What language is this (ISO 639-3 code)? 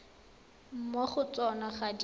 tsn